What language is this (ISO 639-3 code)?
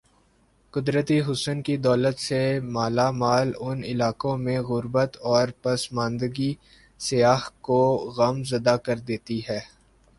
urd